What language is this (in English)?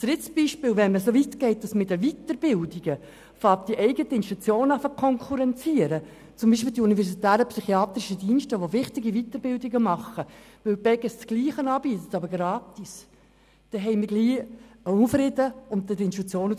Swiss German